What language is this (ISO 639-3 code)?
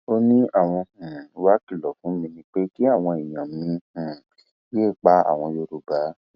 yor